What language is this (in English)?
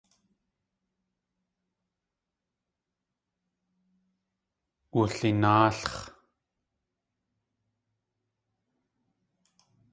Tlingit